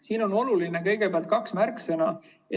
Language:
Estonian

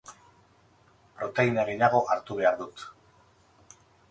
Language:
Basque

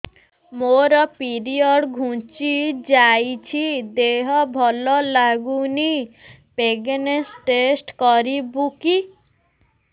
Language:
Odia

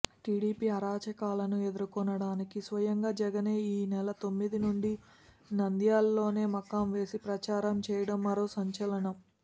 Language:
Telugu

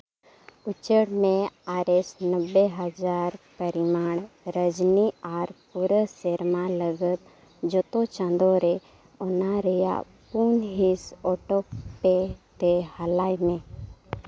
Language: Santali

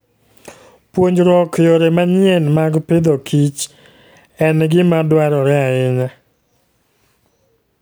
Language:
Luo (Kenya and Tanzania)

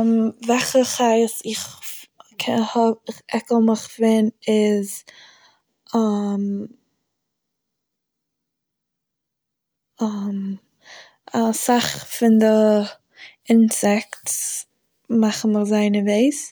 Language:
Yiddish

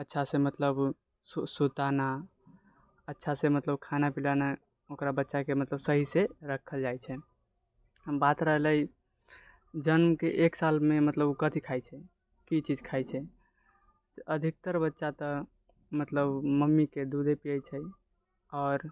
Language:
Maithili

